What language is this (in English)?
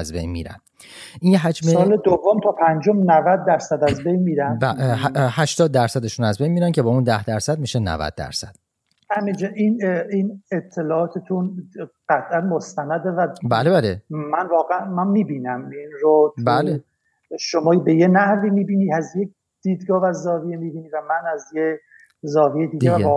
Persian